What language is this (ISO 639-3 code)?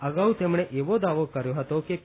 guj